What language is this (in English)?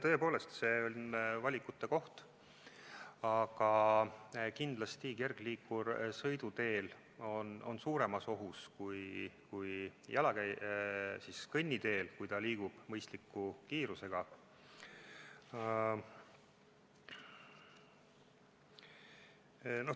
Estonian